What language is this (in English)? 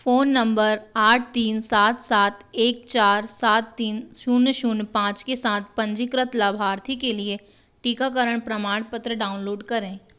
Hindi